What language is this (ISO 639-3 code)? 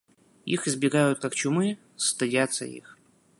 rus